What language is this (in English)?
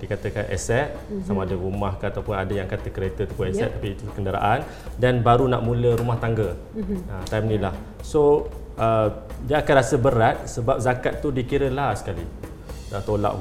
Malay